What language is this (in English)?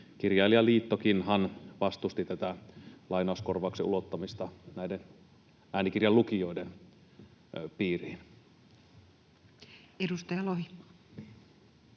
Finnish